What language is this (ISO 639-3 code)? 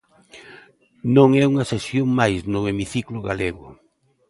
glg